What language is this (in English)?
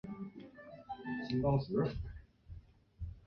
Chinese